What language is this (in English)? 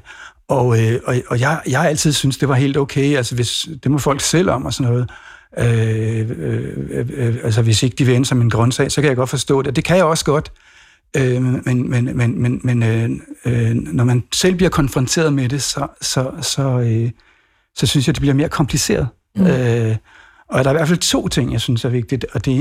Danish